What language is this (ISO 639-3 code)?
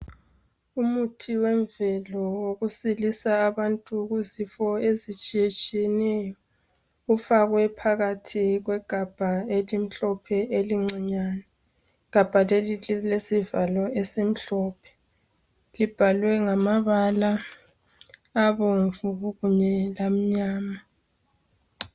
nde